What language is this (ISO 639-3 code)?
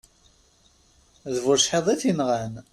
kab